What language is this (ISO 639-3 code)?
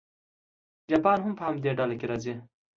pus